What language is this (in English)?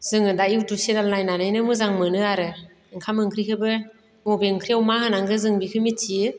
Bodo